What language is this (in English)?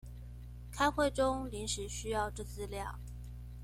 Chinese